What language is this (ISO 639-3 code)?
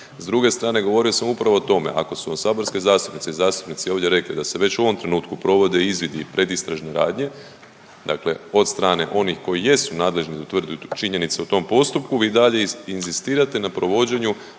hrv